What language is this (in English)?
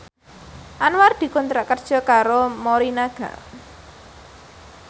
Javanese